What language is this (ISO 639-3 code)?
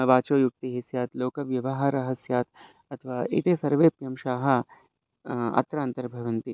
san